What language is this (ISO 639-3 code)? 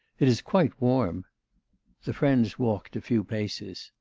eng